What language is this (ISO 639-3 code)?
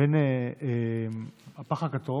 heb